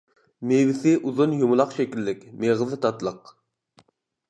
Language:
Uyghur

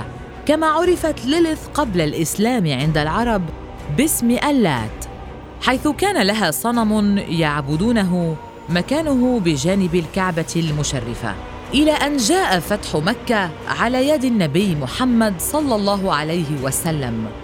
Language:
Arabic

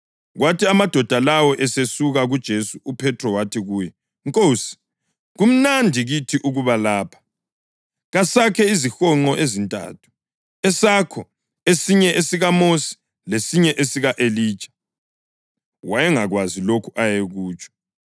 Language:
North Ndebele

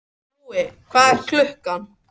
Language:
Icelandic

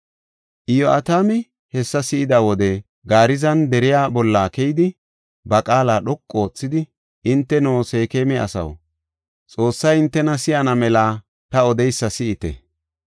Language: Gofa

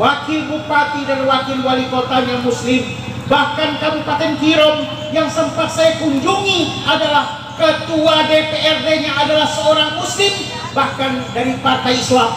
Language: Indonesian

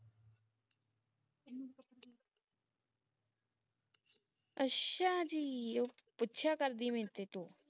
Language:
Punjabi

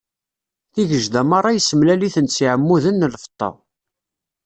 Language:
Kabyle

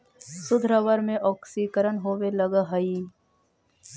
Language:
Magahi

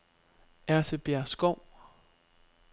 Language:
Danish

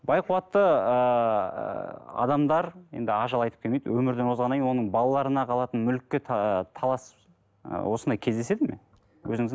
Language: Kazakh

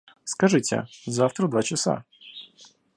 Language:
Russian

